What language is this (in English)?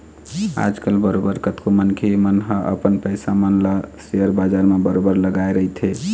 Chhattisgarhi